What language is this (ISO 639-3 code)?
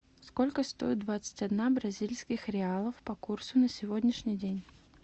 rus